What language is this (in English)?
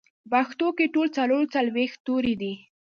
Pashto